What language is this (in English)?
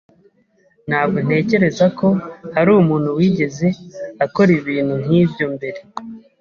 Kinyarwanda